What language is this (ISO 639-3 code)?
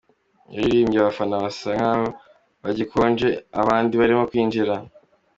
kin